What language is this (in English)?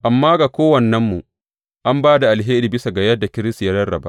Hausa